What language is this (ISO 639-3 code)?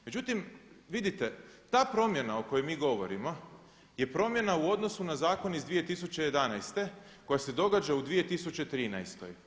hrv